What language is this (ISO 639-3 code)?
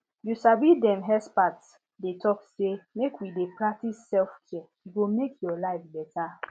pcm